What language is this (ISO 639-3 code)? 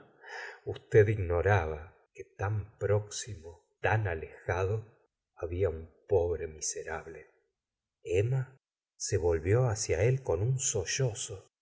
spa